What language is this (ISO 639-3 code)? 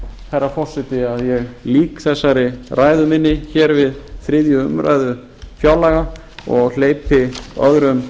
isl